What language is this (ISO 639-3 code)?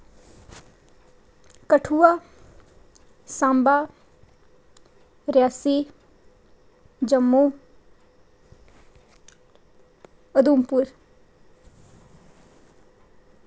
doi